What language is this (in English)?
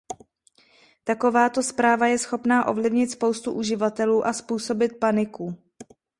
Czech